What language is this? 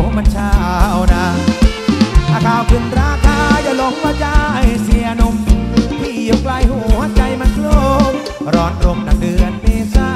Thai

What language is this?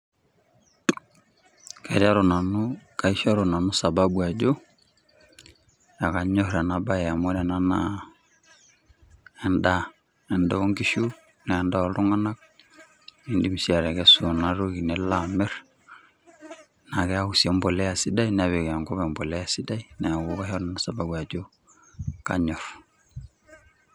Masai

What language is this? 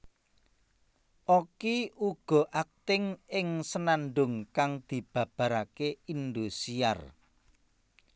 Javanese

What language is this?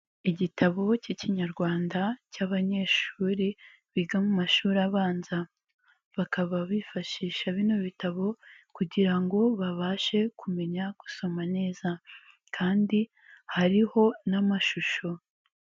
Kinyarwanda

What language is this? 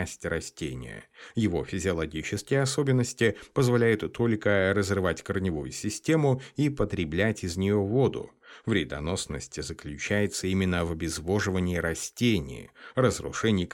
Russian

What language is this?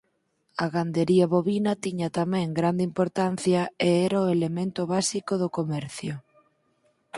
Galician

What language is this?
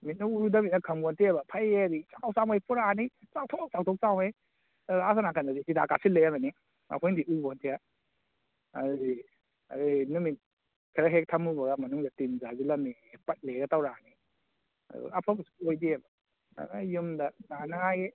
Manipuri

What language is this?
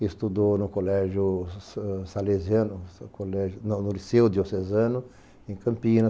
Portuguese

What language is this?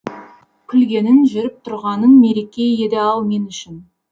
Kazakh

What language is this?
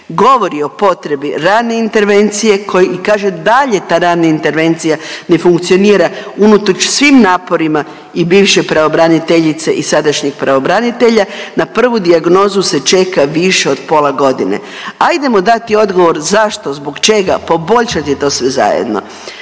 Croatian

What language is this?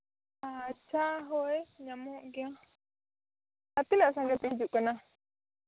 Santali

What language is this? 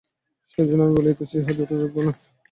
Bangla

